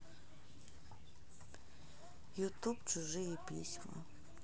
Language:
Russian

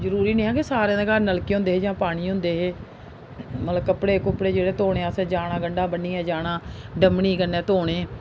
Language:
Dogri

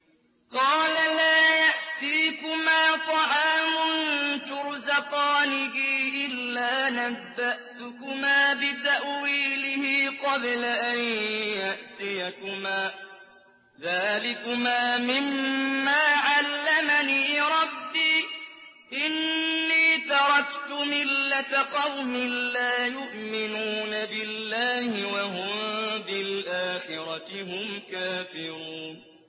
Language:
Arabic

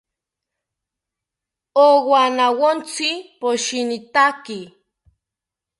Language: South Ucayali Ashéninka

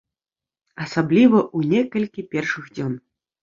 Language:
Belarusian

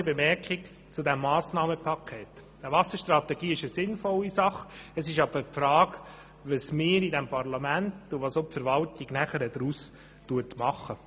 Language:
Swiss German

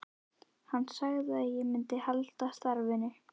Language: Icelandic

